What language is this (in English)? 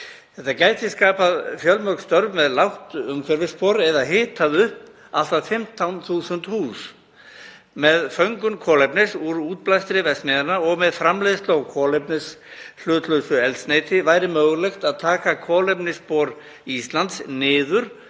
Icelandic